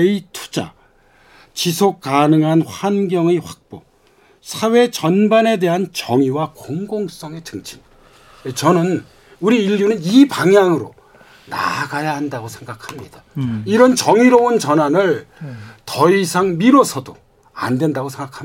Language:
Korean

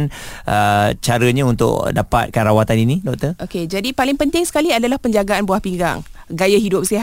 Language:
Malay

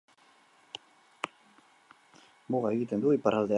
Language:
Basque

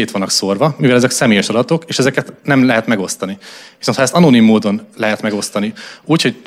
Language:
Hungarian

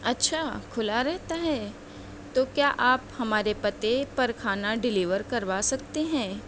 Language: Urdu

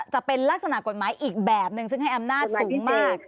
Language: Thai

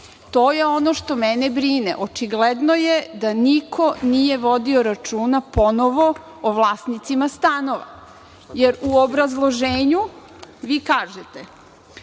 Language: Serbian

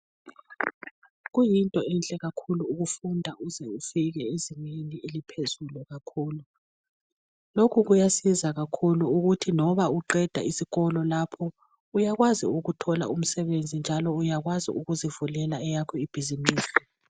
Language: North Ndebele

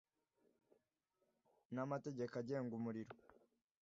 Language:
Kinyarwanda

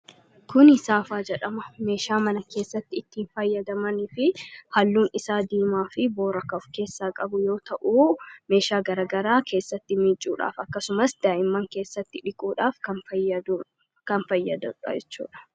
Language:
Oromo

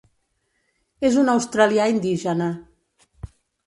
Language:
Catalan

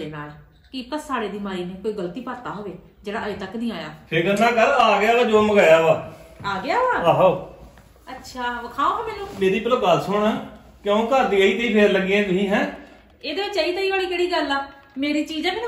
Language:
Punjabi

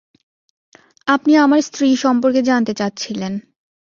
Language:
Bangla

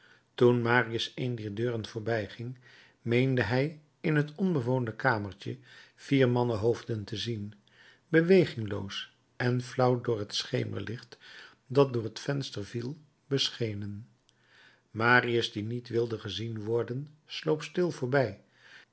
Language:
Dutch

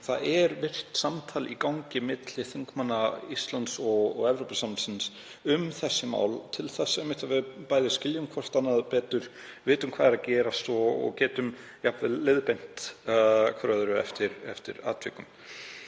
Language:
Icelandic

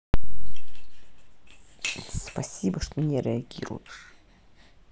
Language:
Russian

